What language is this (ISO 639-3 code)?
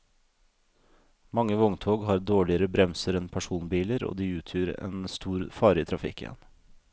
nor